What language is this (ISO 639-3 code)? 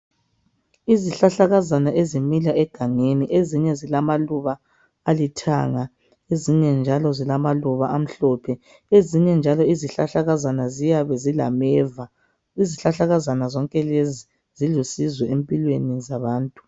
nde